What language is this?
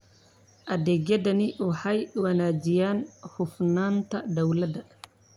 Somali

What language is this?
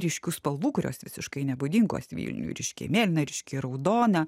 Lithuanian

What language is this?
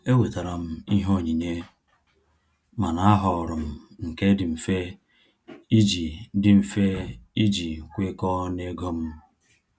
Igbo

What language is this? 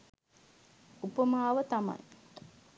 Sinhala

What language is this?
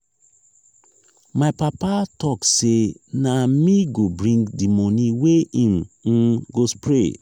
Nigerian Pidgin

